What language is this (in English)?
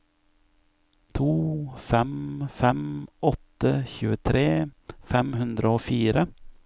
Norwegian